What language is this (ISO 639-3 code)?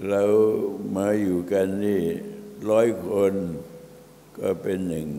tha